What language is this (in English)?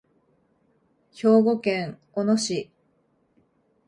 Japanese